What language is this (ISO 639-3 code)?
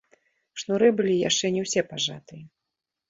bel